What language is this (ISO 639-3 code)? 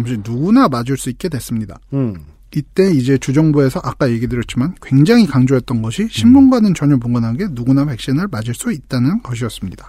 kor